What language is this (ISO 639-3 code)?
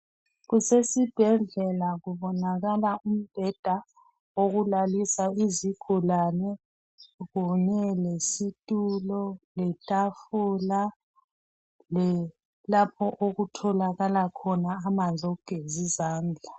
nde